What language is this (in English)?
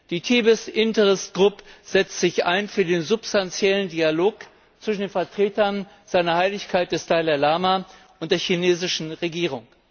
German